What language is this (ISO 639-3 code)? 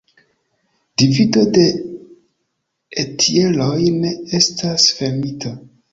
epo